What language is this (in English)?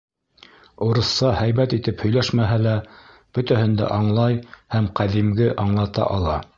Bashkir